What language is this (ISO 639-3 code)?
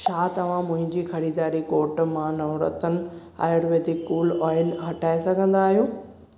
snd